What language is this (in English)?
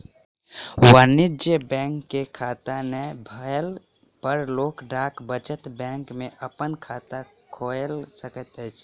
Maithili